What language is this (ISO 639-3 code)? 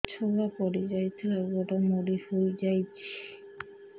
ori